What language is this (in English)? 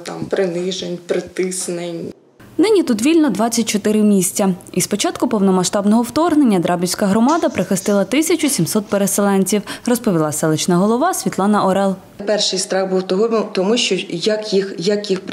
Ukrainian